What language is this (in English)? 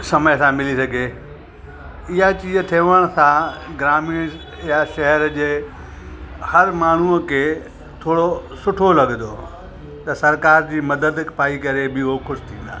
Sindhi